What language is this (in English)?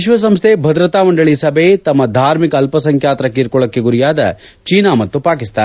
Kannada